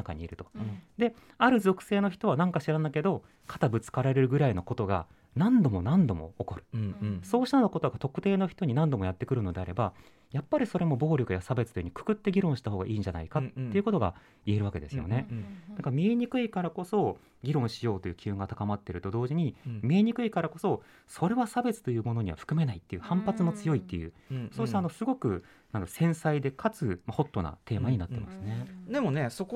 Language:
Japanese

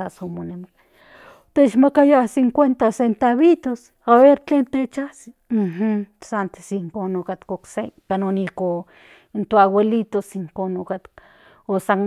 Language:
Central Nahuatl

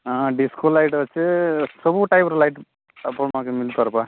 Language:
Odia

